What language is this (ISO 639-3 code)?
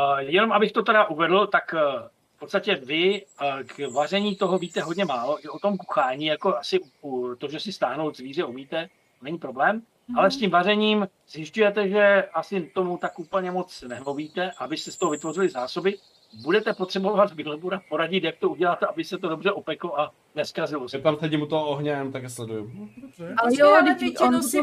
ces